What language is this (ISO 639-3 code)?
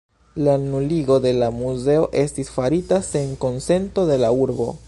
epo